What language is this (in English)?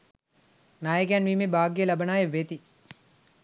Sinhala